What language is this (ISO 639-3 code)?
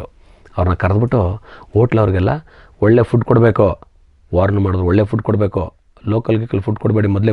ara